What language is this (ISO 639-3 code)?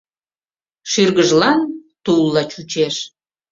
chm